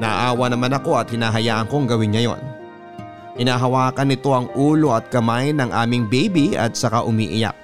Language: Filipino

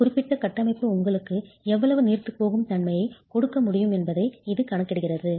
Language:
Tamil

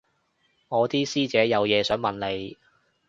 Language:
Cantonese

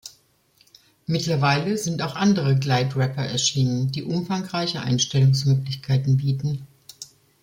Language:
German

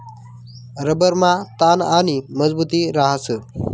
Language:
Marathi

